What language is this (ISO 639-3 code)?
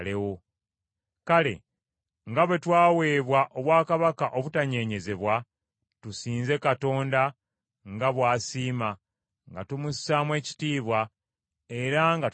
lug